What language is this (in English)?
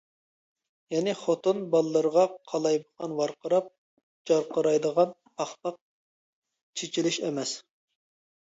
Uyghur